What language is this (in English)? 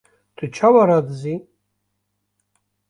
Kurdish